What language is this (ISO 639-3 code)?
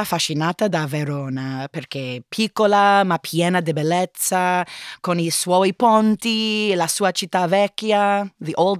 ita